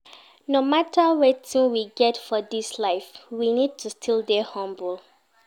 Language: Nigerian Pidgin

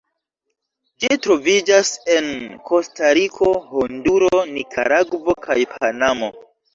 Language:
Esperanto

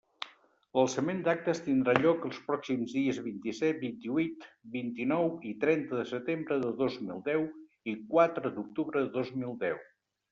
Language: Catalan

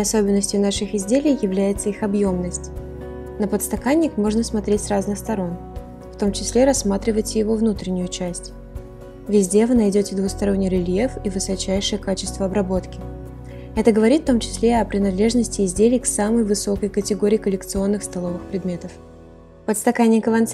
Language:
Russian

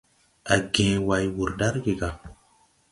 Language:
Tupuri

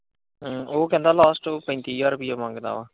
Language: Punjabi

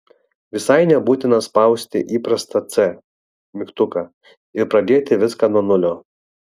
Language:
Lithuanian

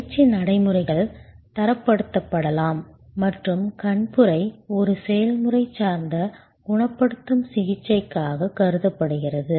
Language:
Tamil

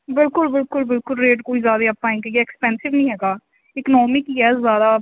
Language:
Punjabi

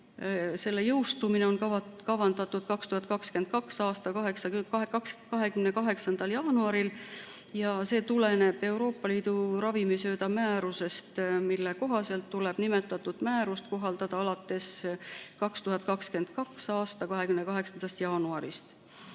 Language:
Estonian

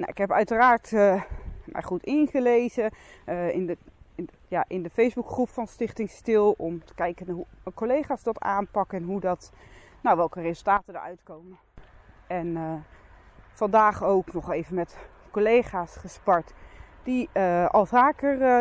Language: Dutch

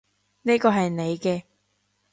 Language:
Cantonese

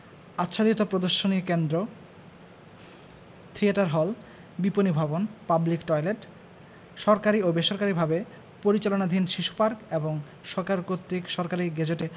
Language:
Bangla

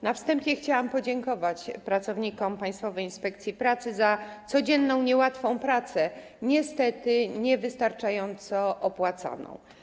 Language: Polish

